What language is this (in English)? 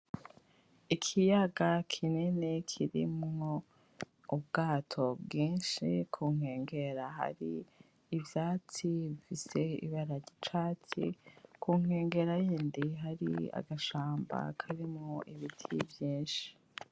Rundi